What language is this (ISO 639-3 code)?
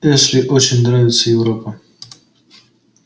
rus